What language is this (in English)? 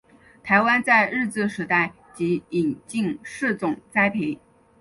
Chinese